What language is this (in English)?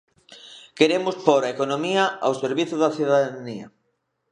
Galician